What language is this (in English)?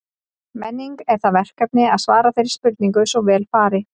Icelandic